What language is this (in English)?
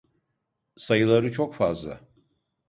Turkish